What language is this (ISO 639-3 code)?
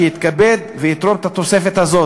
heb